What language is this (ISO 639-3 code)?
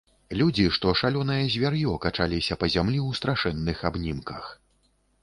bel